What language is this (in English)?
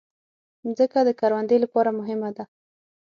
Pashto